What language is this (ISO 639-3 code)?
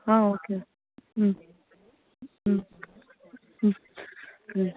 tam